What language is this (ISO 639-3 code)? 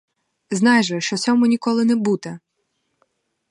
ukr